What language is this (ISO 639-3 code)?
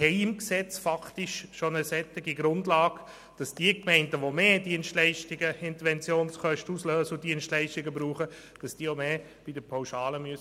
gsw